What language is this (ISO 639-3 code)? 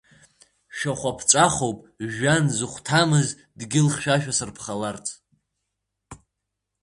abk